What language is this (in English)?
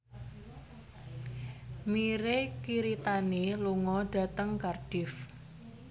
Javanese